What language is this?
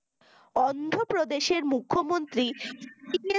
Bangla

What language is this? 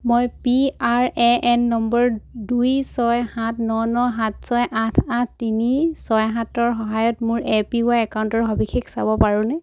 Assamese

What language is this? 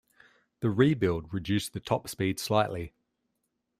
English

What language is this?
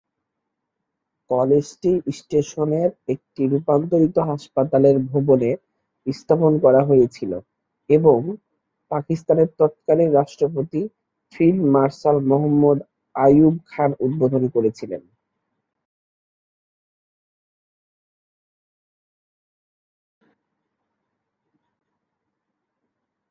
Bangla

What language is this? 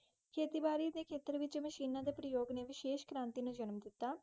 Punjabi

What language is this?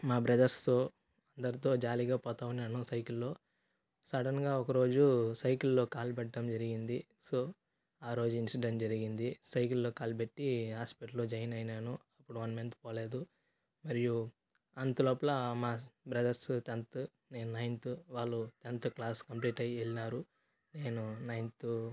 Telugu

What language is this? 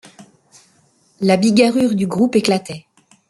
French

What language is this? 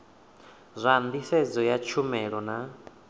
Venda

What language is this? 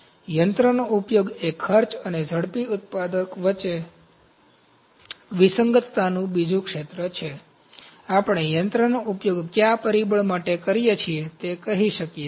Gujarati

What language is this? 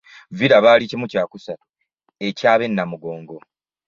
Ganda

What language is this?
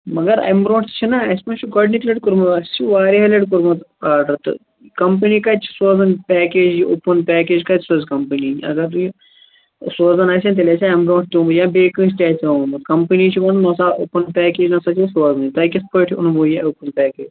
Kashmiri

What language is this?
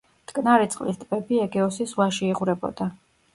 Georgian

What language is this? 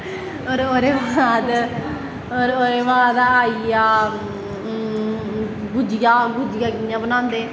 Dogri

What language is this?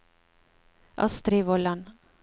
Norwegian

